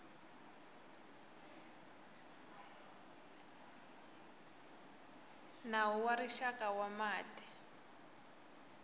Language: Tsonga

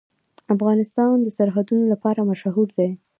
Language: Pashto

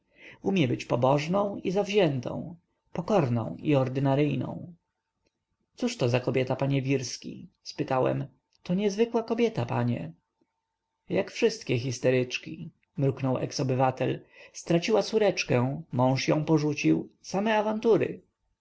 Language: Polish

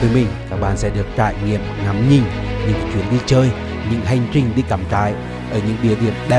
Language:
Vietnamese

